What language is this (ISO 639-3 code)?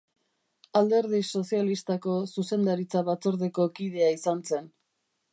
eus